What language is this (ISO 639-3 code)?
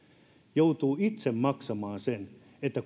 fin